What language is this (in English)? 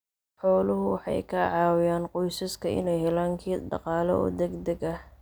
Somali